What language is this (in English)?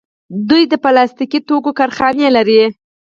Pashto